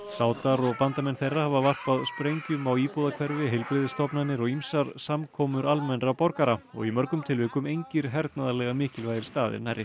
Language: Icelandic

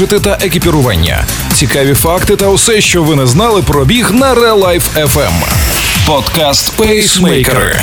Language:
Ukrainian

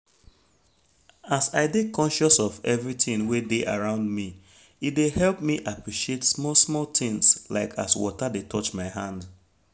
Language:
Nigerian Pidgin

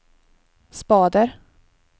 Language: Swedish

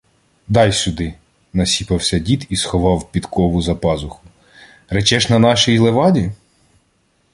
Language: Ukrainian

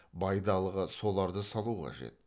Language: Kazakh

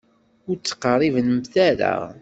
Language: Kabyle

